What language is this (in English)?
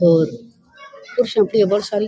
Rajasthani